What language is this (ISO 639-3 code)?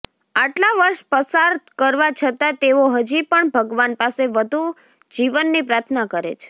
guj